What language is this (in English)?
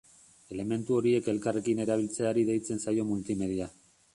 Basque